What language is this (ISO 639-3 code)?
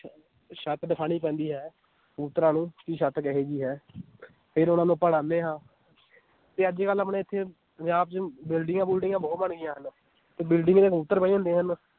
pan